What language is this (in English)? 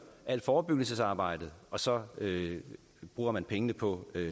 Danish